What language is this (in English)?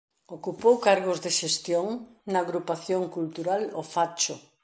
Galician